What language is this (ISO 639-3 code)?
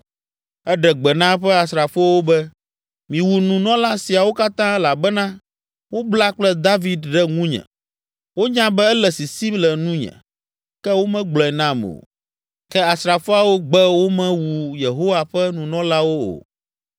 ewe